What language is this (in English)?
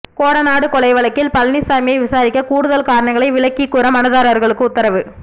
Tamil